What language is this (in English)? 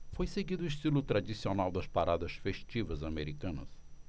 Portuguese